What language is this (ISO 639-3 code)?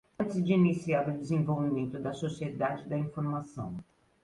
por